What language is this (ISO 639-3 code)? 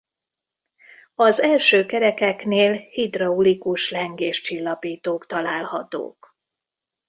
hun